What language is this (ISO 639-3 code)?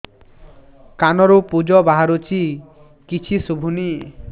ori